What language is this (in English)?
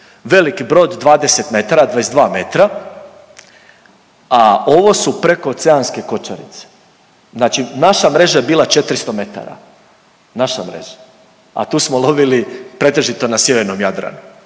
Croatian